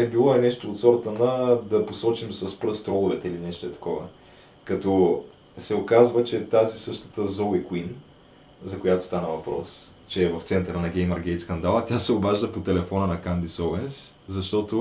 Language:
Bulgarian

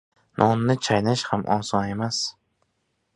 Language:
Uzbek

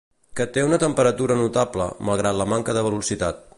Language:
Catalan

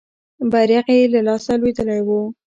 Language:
Pashto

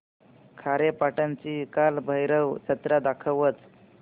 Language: Marathi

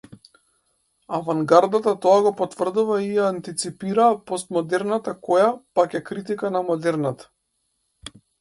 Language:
Macedonian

